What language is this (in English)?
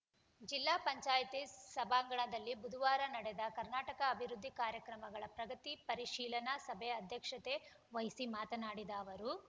Kannada